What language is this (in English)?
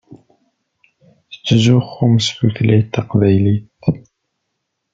Kabyle